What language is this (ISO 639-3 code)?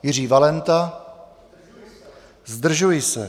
ces